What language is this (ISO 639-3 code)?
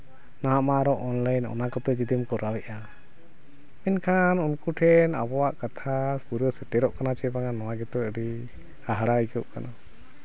sat